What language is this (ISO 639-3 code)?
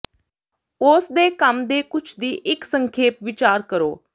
pan